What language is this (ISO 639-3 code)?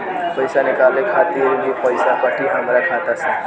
bho